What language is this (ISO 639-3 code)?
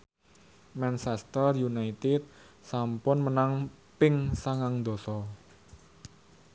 jav